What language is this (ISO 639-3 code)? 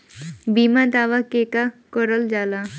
bho